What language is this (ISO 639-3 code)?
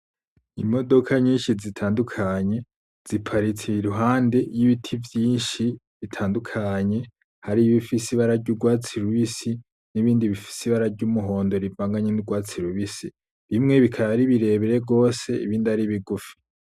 run